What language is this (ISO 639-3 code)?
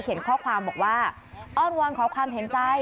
tha